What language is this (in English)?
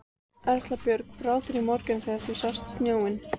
Icelandic